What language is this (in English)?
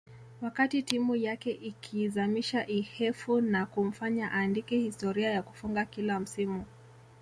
Swahili